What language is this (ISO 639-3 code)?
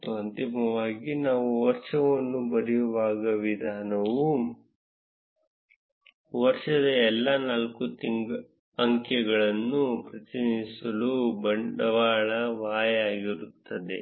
kan